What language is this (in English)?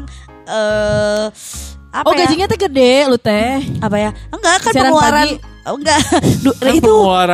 Indonesian